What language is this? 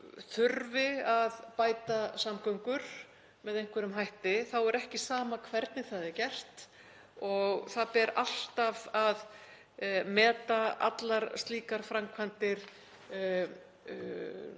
Icelandic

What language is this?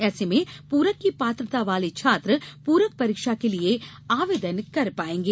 Hindi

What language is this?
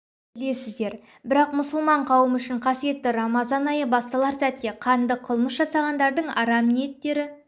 Kazakh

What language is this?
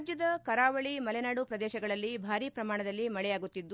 Kannada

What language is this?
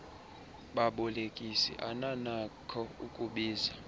Xhosa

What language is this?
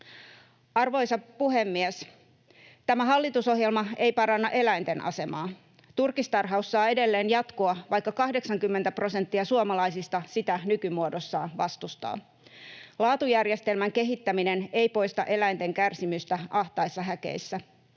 Finnish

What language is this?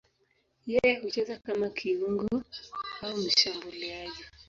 Swahili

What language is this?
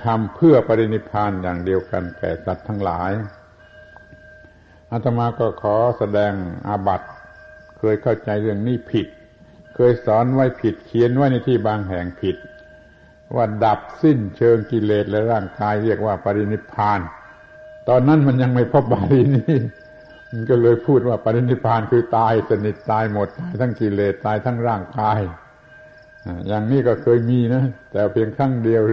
Thai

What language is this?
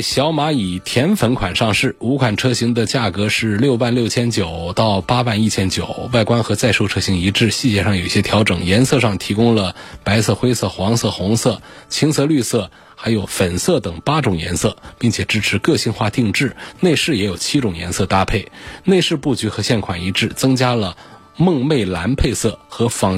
Chinese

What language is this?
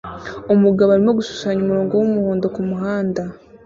Kinyarwanda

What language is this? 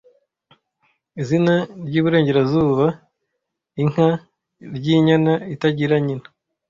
Kinyarwanda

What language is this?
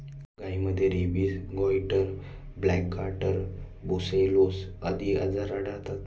Marathi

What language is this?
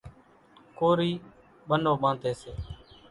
Kachi Koli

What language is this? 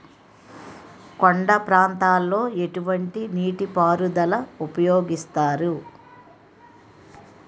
Telugu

